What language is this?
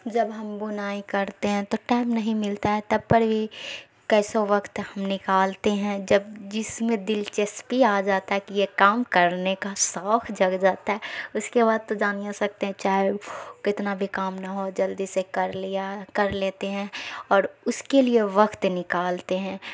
Urdu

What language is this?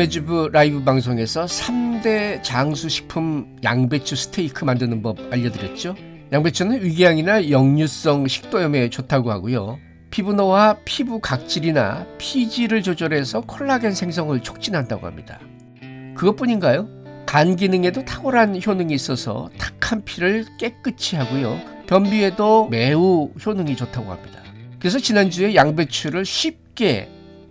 Korean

